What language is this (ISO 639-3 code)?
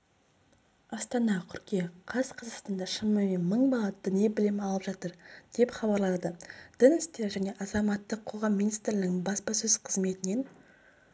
kaz